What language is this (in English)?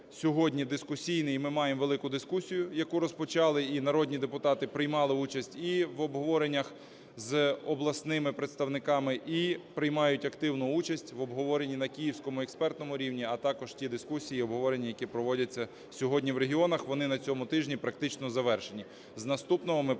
Ukrainian